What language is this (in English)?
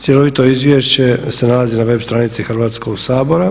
Croatian